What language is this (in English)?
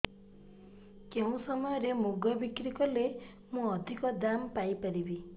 Odia